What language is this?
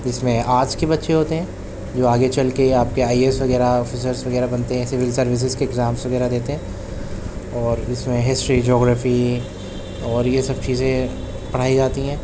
Urdu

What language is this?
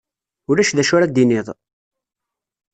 Kabyle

